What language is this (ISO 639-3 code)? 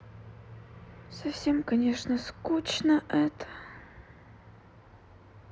rus